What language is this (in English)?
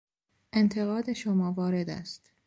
Persian